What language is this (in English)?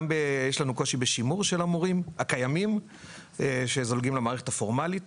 Hebrew